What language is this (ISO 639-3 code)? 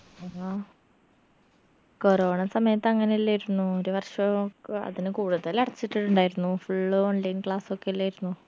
mal